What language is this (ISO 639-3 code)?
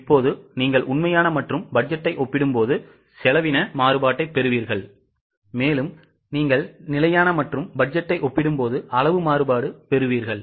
tam